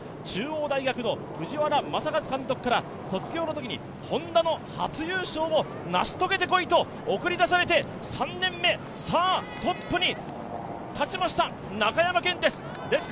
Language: Japanese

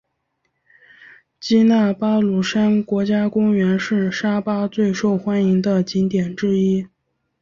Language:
Chinese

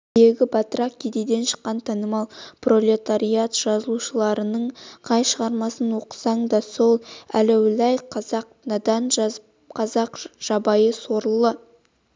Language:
Kazakh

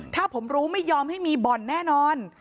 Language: Thai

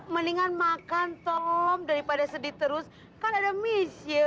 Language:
Indonesian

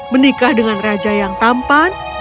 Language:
Indonesian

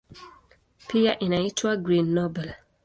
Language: Swahili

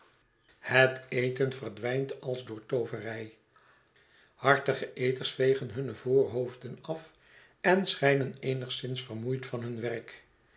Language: Dutch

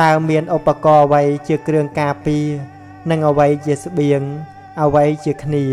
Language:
Vietnamese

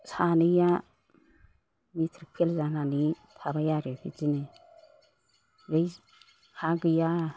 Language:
Bodo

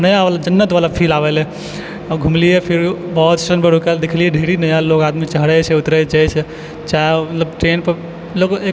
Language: Maithili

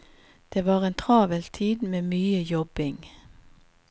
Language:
Norwegian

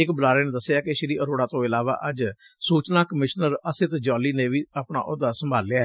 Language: Punjabi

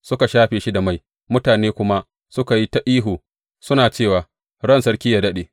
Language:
Hausa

